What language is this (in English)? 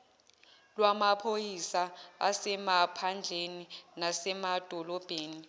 Zulu